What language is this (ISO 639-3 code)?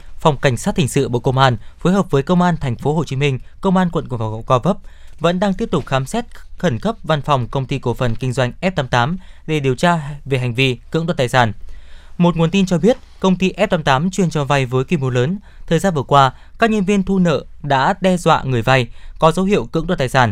vie